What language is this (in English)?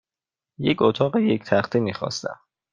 Persian